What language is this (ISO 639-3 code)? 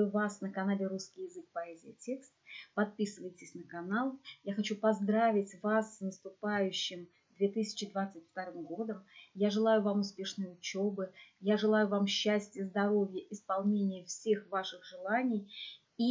rus